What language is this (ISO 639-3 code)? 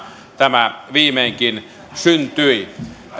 fin